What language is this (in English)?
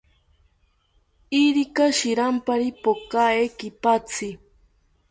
South Ucayali Ashéninka